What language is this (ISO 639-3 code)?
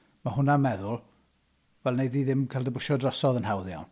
cym